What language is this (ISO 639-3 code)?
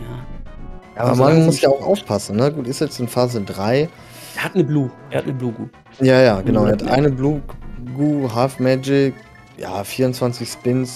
deu